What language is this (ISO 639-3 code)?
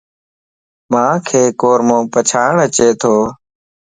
lss